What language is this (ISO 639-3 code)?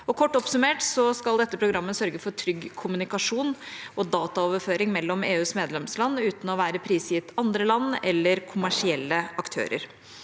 nor